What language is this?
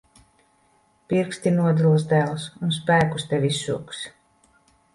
Latvian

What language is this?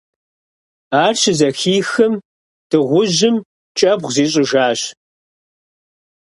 Kabardian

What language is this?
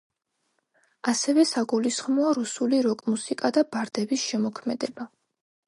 Georgian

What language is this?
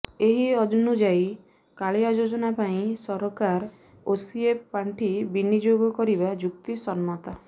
Odia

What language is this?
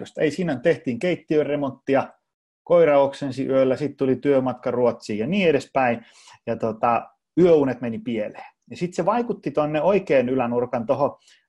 Finnish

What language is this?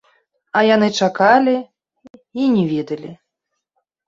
Belarusian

